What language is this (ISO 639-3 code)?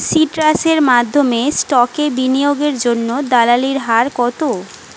ben